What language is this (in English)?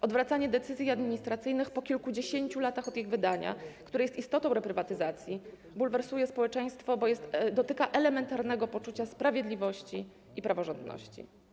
Polish